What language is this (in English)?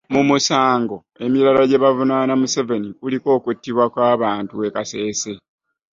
Ganda